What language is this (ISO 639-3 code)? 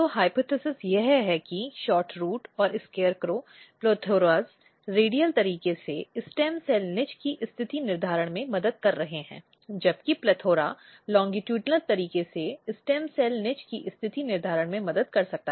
hin